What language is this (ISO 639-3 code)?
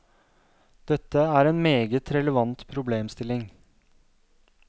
nor